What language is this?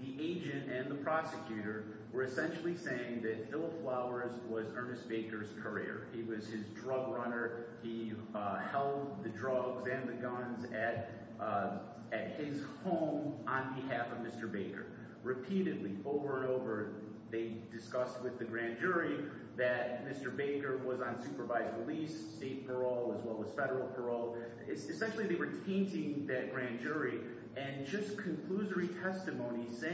English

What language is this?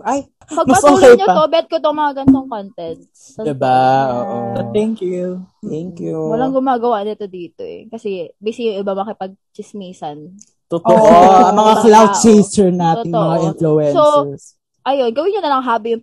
Filipino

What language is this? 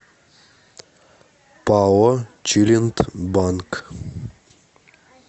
Russian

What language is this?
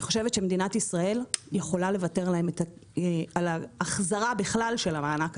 Hebrew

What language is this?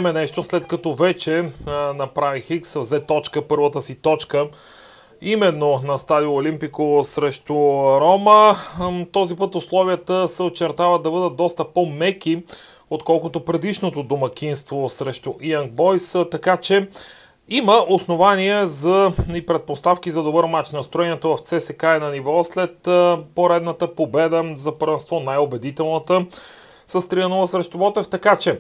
Bulgarian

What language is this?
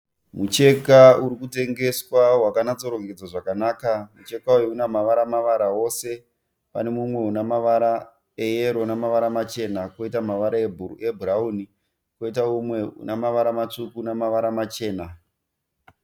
Shona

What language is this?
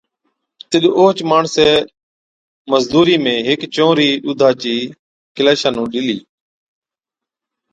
Od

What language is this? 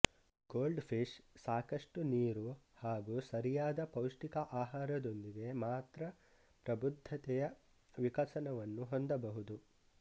Kannada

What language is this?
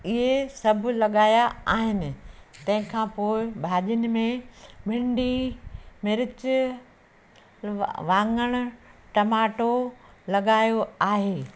Sindhi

